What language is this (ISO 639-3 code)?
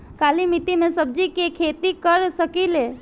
bho